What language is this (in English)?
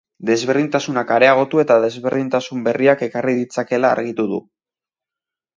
Basque